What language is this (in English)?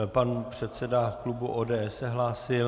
Czech